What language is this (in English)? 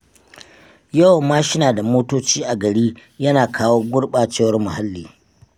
Hausa